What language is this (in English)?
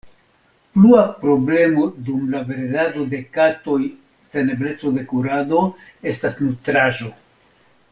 Esperanto